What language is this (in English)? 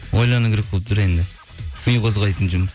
Kazakh